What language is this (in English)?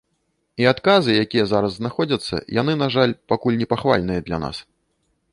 Belarusian